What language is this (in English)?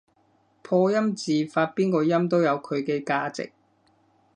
Cantonese